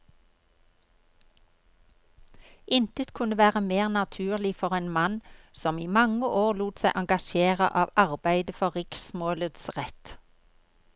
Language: Norwegian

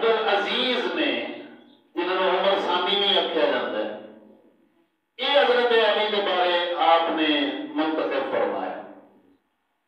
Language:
Romanian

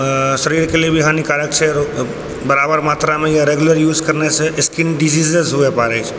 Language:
Maithili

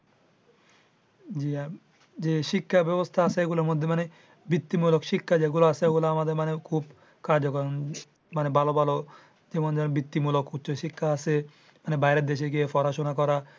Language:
Bangla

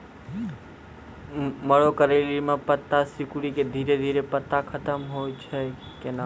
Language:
Maithili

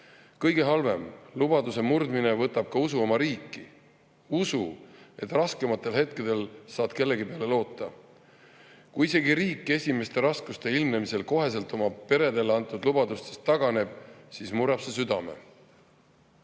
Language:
Estonian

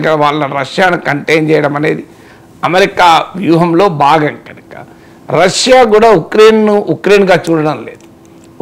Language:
Telugu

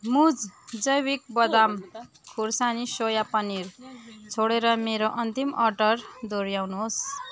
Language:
Nepali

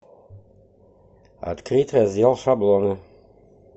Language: Russian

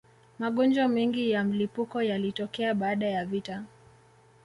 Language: Swahili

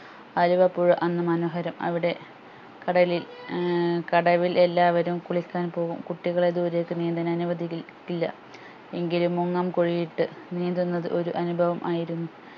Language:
Malayalam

